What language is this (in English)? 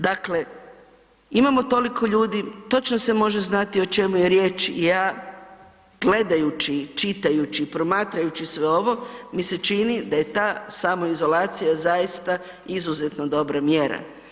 Croatian